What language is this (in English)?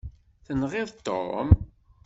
Kabyle